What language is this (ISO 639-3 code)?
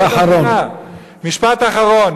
heb